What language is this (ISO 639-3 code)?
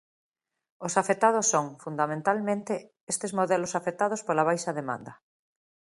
glg